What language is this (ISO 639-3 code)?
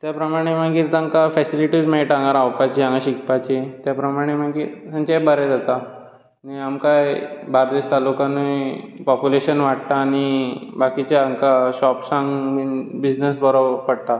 kok